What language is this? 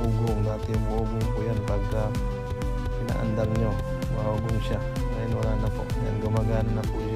Filipino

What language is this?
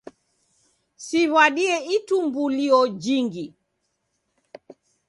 Taita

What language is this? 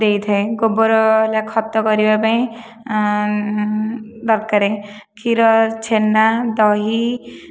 Odia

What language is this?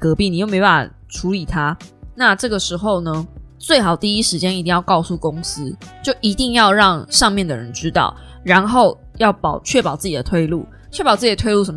Chinese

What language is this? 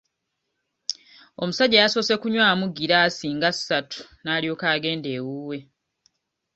Ganda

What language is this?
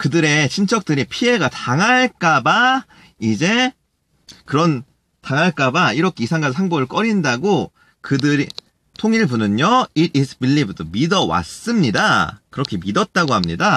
Korean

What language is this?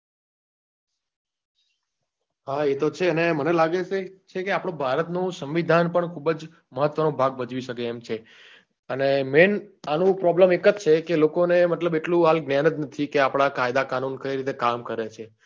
Gujarati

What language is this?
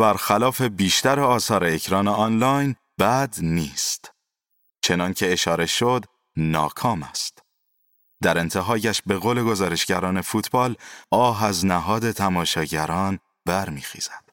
Persian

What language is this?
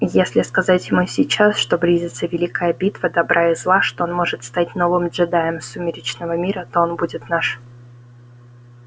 Russian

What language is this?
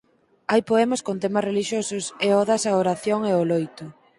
Galician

